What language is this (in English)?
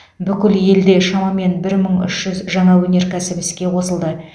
Kazakh